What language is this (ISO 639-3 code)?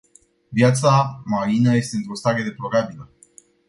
ron